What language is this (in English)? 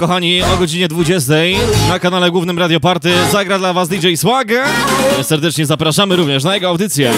Polish